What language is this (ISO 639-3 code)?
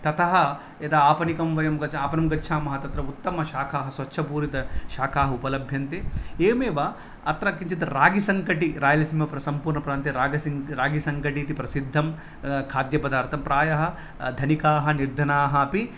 san